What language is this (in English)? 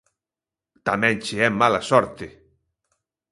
Galician